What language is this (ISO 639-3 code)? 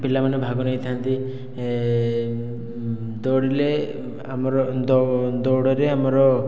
ori